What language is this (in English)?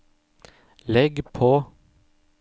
Norwegian